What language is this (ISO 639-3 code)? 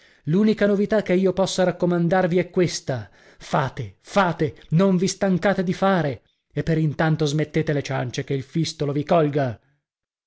ita